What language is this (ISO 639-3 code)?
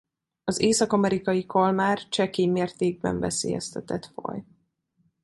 hun